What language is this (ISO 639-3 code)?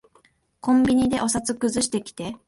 jpn